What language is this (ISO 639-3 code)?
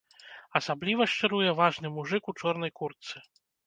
bel